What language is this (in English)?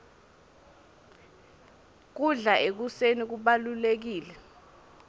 Swati